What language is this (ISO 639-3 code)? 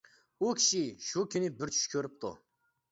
uig